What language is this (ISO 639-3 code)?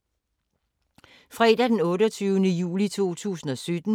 dan